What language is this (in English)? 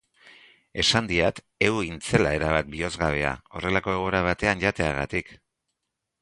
Basque